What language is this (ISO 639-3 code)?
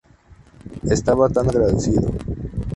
spa